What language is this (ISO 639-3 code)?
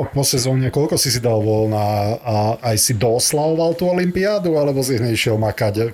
slk